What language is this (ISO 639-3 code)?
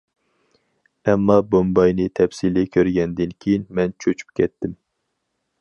uig